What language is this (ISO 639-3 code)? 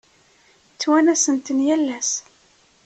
kab